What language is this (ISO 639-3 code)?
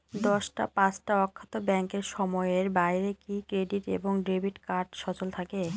ben